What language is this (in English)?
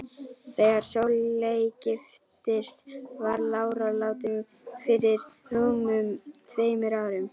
Icelandic